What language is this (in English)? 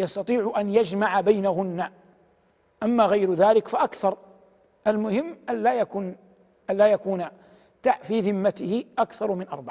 Arabic